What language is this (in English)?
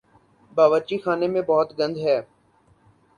Urdu